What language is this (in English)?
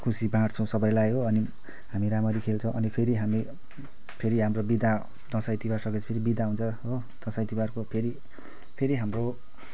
Nepali